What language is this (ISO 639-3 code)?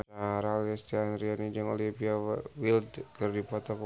sun